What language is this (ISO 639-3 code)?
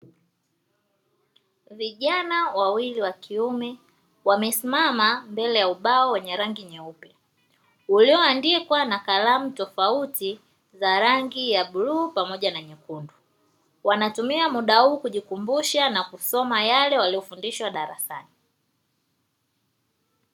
swa